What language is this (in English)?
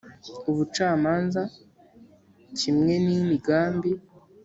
Kinyarwanda